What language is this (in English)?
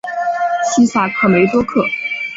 Chinese